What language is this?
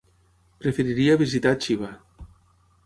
Catalan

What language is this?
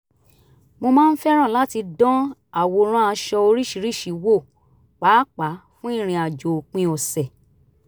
Yoruba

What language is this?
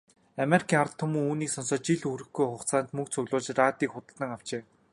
Mongolian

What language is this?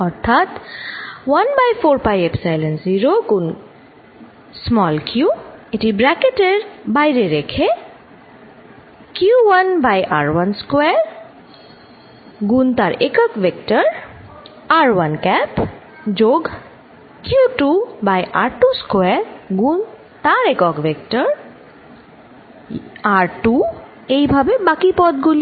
Bangla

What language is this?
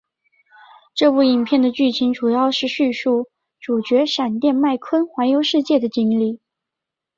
Chinese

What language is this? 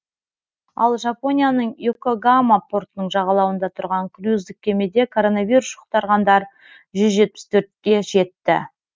Kazakh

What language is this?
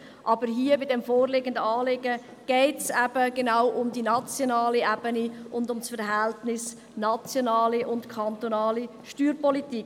Swiss German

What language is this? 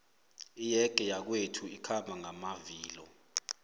South Ndebele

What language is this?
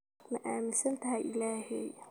Somali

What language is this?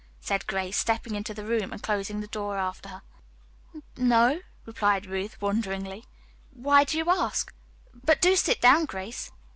English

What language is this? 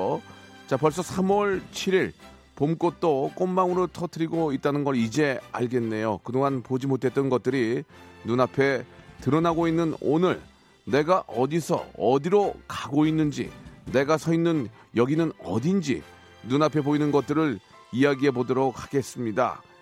Korean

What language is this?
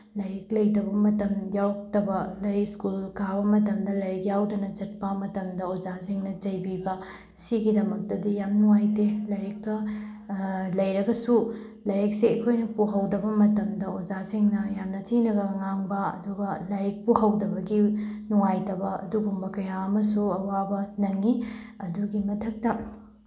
Manipuri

